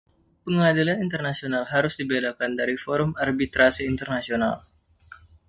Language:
Indonesian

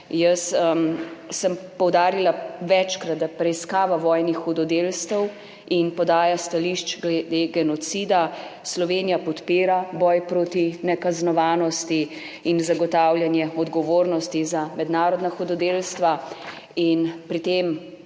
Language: Slovenian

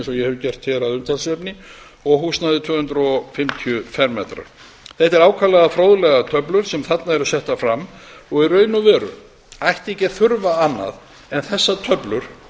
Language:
Icelandic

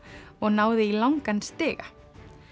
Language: Icelandic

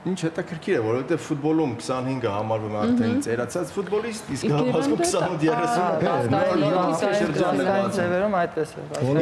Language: Romanian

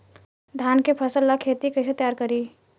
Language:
Bhojpuri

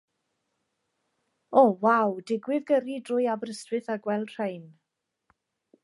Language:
Welsh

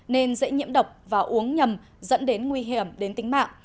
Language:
Vietnamese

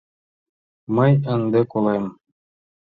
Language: Mari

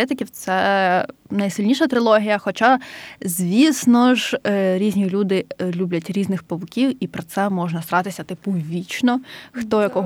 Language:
Ukrainian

